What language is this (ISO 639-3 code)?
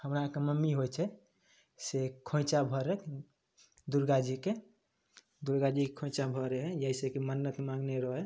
mai